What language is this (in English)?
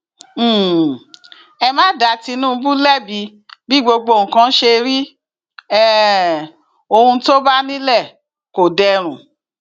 Yoruba